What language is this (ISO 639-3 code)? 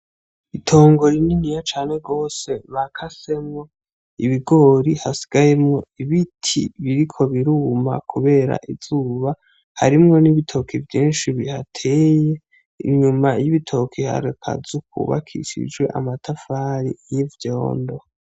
run